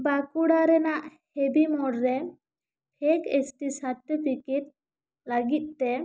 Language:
Santali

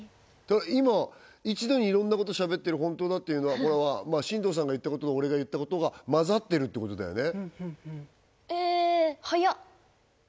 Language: Japanese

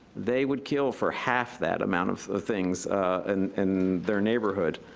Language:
English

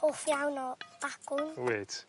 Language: Welsh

